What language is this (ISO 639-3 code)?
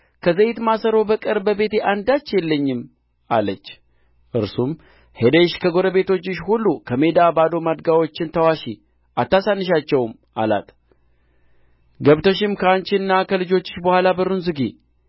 amh